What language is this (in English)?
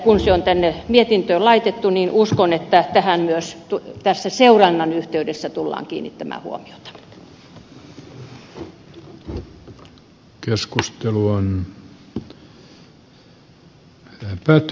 Finnish